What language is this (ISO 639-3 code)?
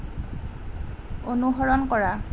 asm